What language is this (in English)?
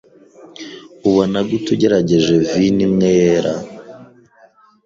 Kinyarwanda